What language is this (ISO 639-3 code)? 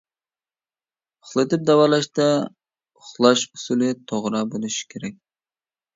uig